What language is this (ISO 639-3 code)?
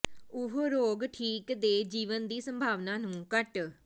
pan